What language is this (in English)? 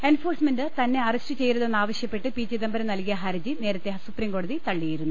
Malayalam